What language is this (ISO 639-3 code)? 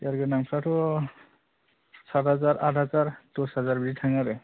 brx